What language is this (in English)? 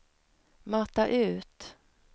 Swedish